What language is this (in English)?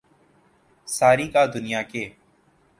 Urdu